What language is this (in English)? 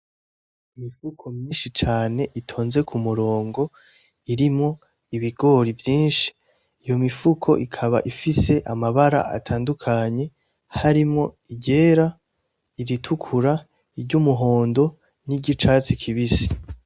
Rundi